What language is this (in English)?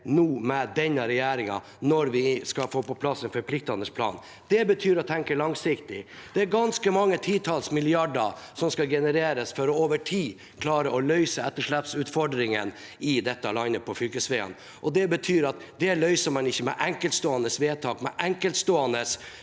Norwegian